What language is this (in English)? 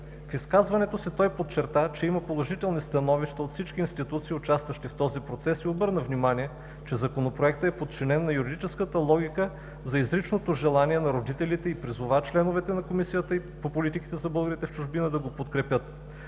Bulgarian